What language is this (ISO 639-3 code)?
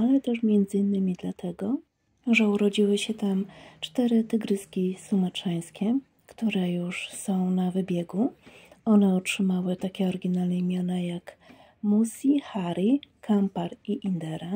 pol